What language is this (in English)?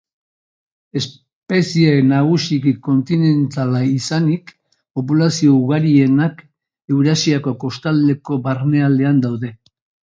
Basque